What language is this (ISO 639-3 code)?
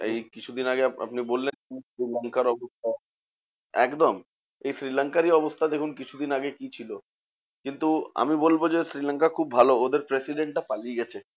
ben